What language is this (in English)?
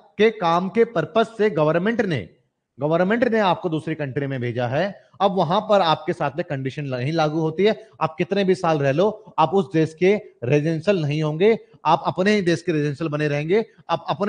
Hindi